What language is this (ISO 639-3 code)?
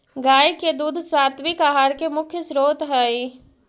mag